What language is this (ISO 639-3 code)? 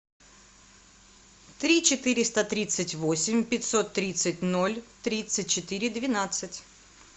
rus